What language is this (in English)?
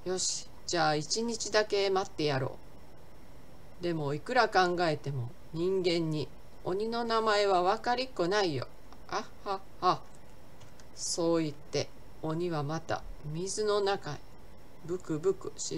Japanese